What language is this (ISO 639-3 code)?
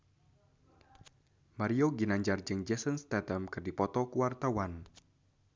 sun